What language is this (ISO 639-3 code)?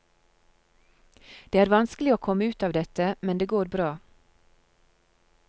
nor